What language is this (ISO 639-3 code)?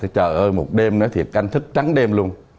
vie